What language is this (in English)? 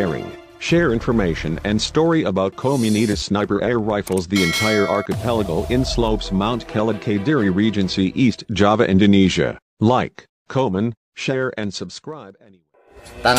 Indonesian